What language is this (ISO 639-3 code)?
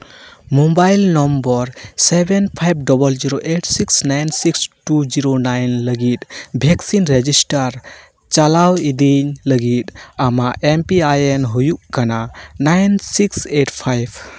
sat